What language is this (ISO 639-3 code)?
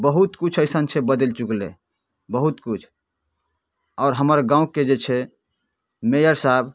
mai